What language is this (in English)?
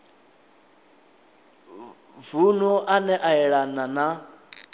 Venda